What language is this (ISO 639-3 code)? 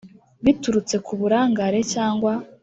kin